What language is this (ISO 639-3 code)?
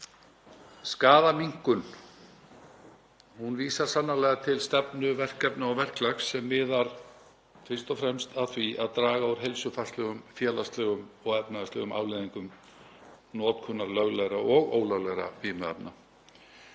isl